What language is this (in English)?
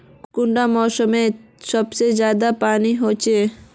Magahi